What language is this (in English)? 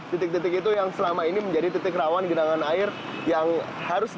Indonesian